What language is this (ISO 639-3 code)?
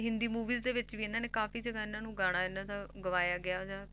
pan